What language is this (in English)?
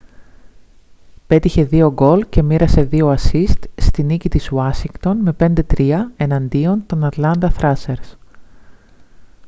Greek